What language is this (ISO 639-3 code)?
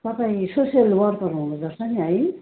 nep